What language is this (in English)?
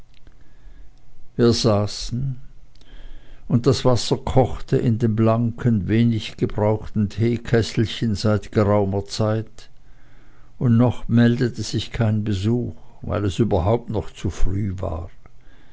German